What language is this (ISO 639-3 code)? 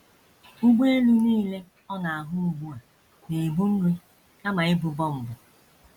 ibo